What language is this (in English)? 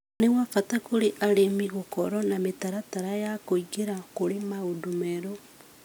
Kikuyu